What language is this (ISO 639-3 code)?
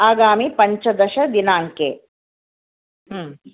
san